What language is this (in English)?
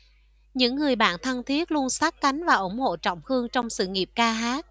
Vietnamese